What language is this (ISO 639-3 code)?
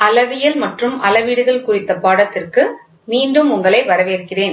tam